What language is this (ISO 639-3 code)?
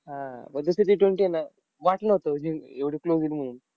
mar